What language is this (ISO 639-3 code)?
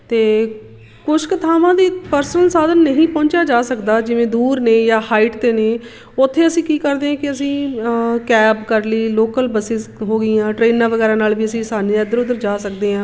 pan